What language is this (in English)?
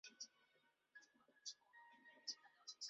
Chinese